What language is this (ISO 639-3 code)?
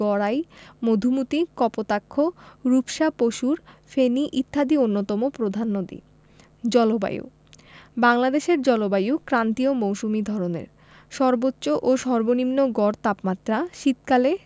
ben